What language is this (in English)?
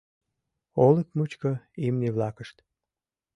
Mari